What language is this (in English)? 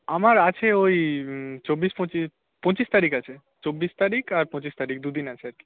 Bangla